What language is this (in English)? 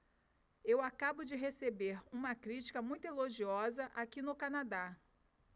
Portuguese